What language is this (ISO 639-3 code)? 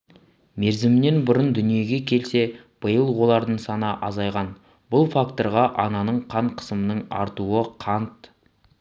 kaz